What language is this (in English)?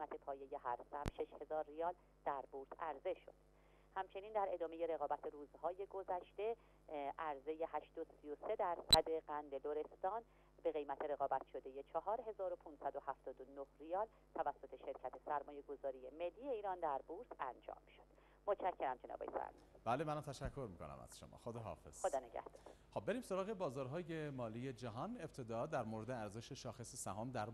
Persian